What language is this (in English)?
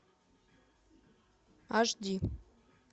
Russian